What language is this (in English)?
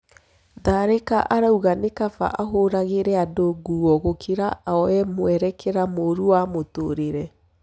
Kikuyu